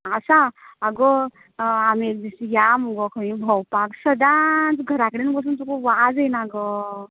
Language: Konkani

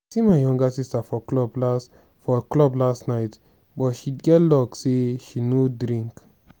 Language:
Nigerian Pidgin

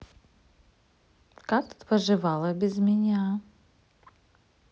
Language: Russian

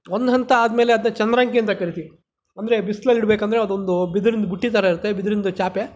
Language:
Kannada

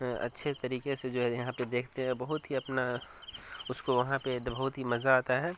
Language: Urdu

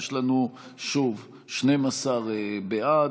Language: Hebrew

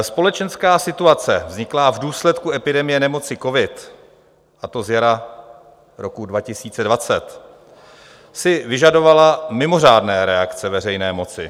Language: Czech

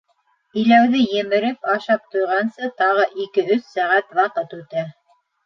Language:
Bashkir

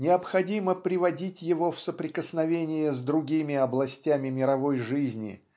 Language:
Russian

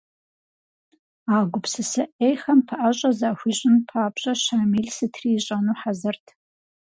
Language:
Kabardian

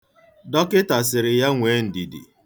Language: Igbo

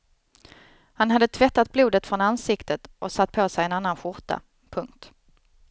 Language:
Swedish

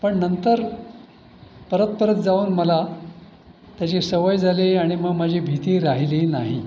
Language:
Marathi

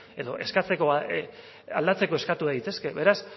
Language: Basque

